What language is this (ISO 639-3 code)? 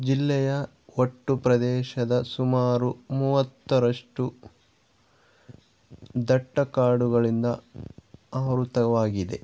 kan